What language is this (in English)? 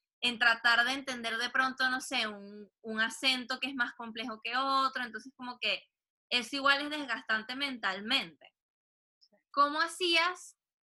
Spanish